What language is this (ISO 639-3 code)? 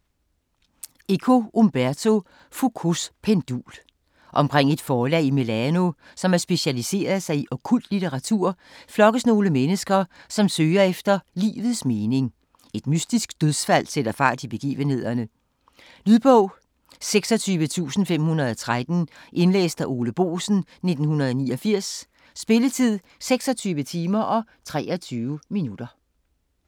dan